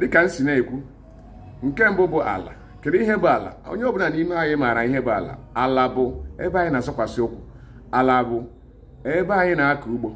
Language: English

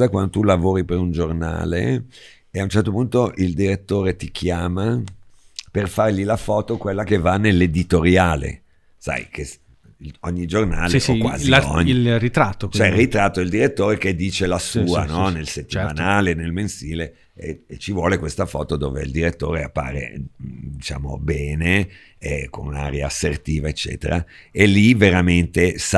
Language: Italian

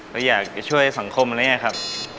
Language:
Thai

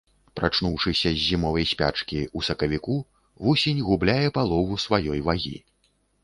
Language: Belarusian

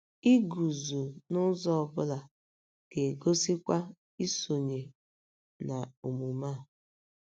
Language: Igbo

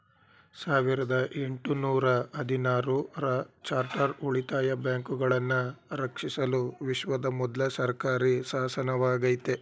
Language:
Kannada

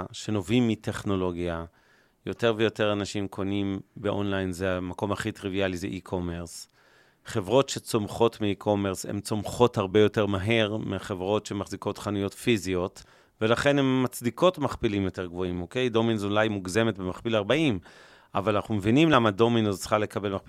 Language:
Hebrew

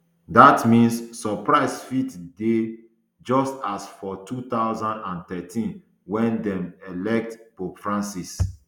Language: Nigerian Pidgin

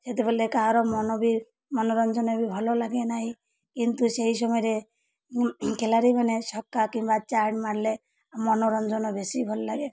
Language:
Odia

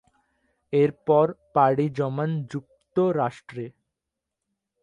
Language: Bangla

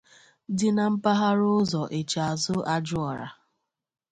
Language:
Igbo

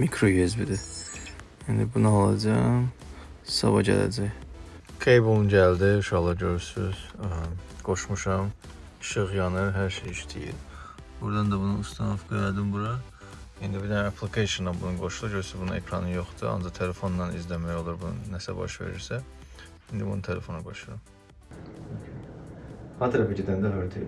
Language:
Turkish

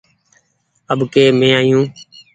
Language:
Goaria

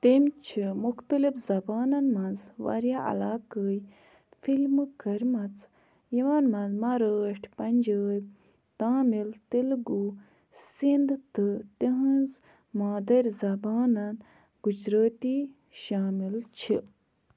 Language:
Kashmiri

